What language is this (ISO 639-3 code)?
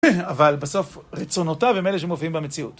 heb